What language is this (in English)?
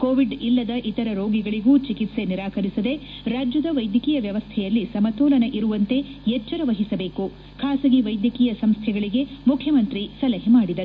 Kannada